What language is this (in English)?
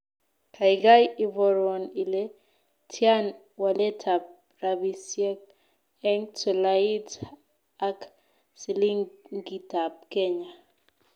Kalenjin